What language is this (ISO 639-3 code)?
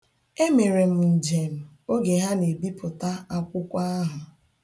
ibo